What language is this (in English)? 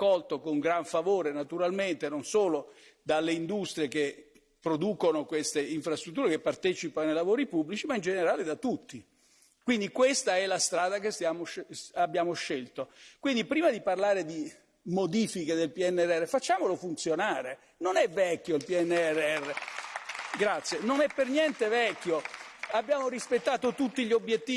Italian